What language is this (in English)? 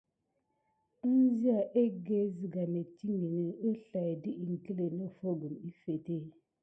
Gidar